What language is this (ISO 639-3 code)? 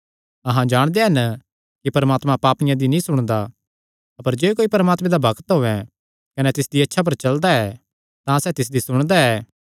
xnr